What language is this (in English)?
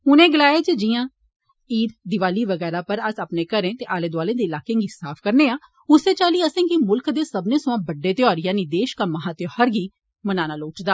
Dogri